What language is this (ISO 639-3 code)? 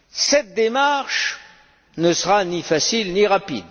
fra